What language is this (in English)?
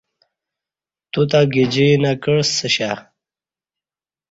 Kati